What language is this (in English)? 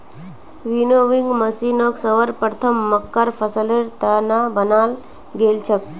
Magahi